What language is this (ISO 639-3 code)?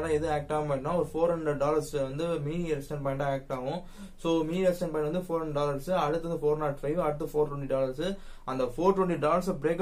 tur